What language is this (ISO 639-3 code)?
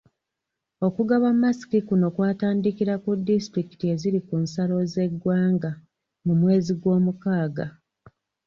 lug